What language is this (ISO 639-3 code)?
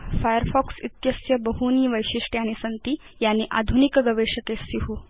san